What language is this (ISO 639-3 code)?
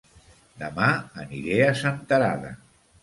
cat